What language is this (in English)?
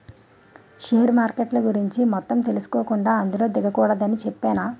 Telugu